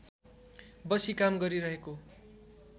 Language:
Nepali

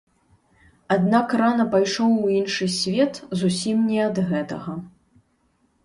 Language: Belarusian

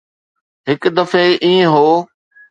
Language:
Sindhi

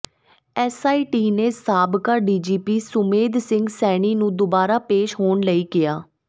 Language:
Punjabi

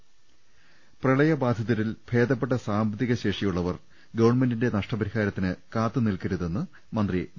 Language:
Malayalam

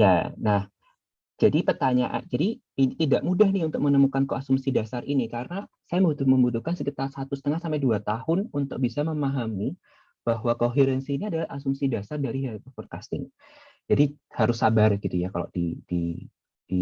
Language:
Indonesian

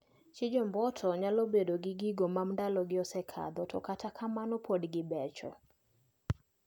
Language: Luo (Kenya and Tanzania)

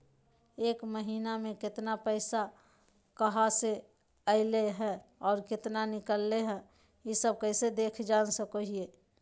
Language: Magahi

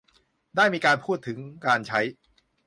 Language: Thai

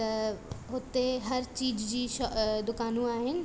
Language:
Sindhi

